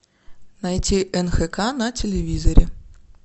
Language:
Russian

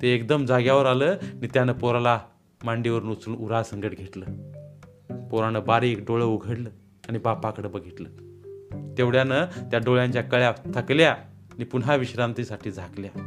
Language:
Marathi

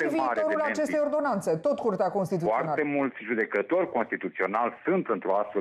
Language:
Romanian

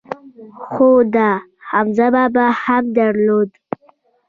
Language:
Pashto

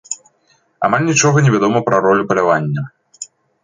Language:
Belarusian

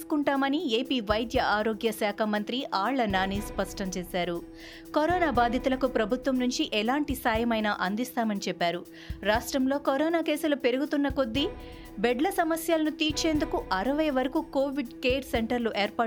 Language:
Telugu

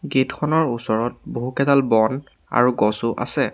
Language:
Assamese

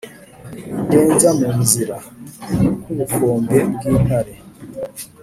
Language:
Kinyarwanda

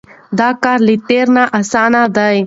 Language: Pashto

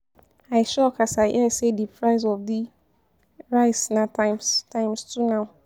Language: Nigerian Pidgin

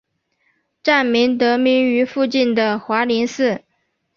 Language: Chinese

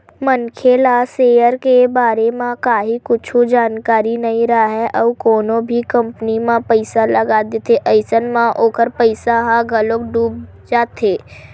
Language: Chhattisgarhi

